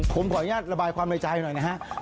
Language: Thai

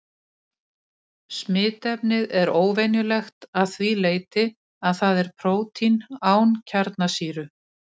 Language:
Icelandic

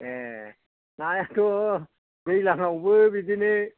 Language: Bodo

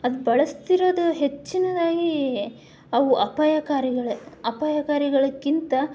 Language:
Kannada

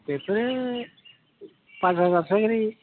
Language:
Bodo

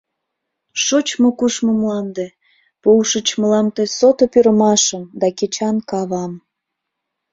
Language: Mari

